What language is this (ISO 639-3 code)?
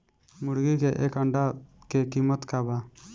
bho